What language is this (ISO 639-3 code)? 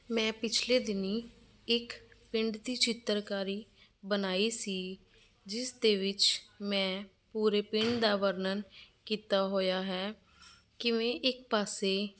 pan